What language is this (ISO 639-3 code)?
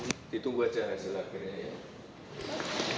ind